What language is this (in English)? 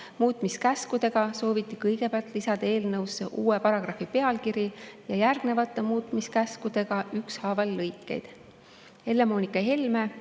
Estonian